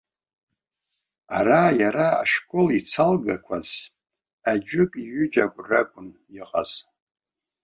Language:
Abkhazian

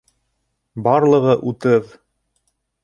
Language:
Bashkir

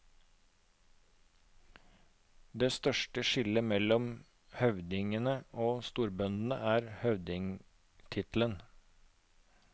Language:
Norwegian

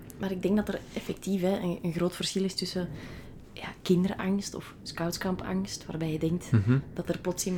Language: Dutch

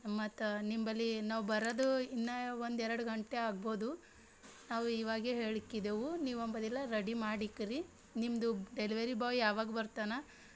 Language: Kannada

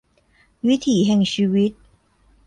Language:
Thai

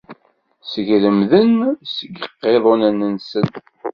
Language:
Kabyle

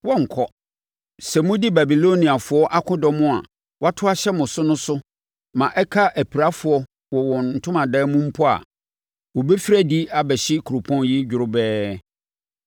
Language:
Akan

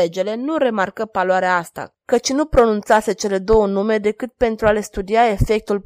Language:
Romanian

